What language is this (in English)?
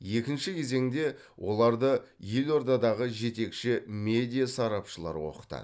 Kazakh